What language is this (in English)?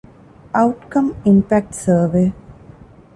Divehi